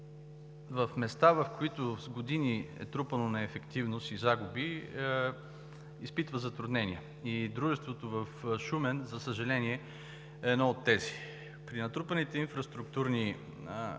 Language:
Bulgarian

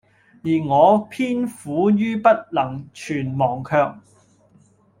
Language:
Cantonese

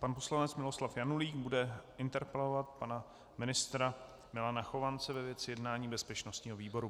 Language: Czech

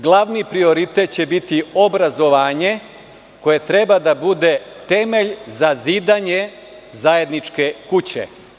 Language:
Serbian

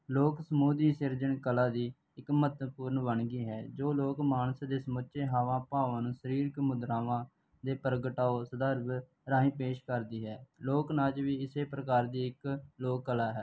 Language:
Punjabi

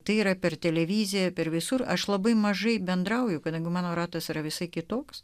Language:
Lithuanian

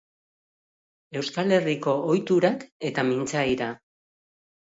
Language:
Basque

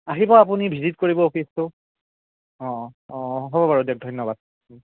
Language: Assamese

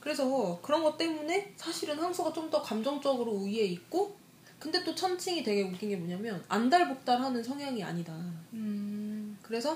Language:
Korean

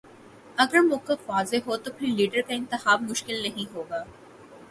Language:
Urdu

